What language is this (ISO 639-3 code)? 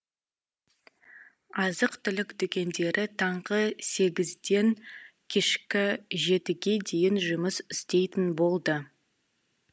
kaz